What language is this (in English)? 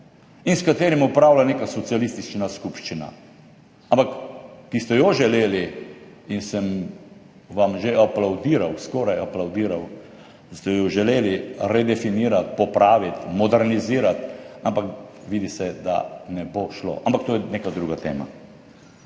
Slovenian